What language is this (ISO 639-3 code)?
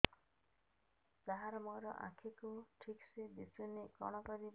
ori